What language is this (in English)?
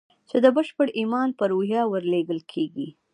Pashto